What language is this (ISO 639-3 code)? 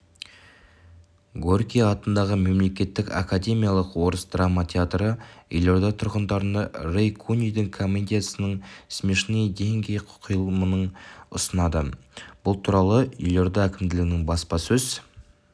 kaz